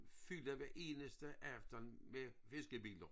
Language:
Danish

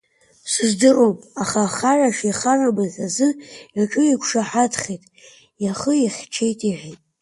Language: Abkhazian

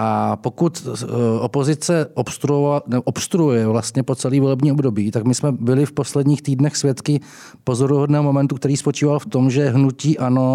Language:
Czech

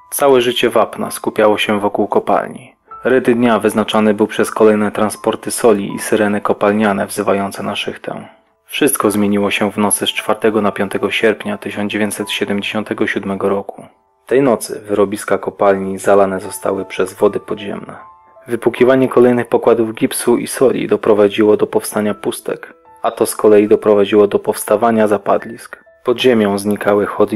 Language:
Polish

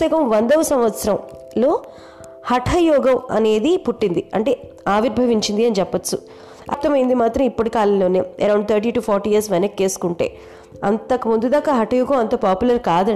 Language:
Telugu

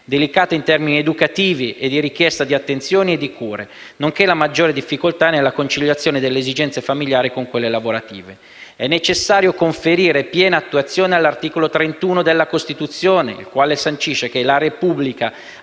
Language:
Italian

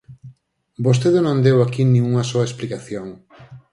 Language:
Galician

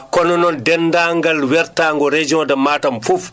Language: Fula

